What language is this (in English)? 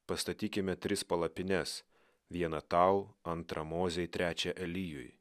Lithuanian